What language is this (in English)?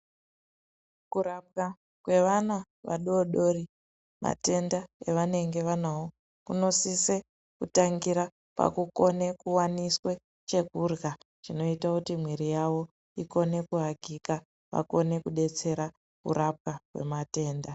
Ndau